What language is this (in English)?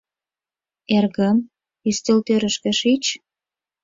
Mari